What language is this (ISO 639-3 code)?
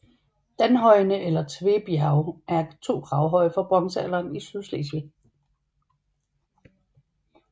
dan